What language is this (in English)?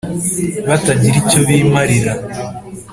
Kinyarwanda